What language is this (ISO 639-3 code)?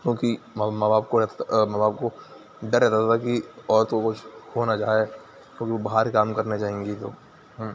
urd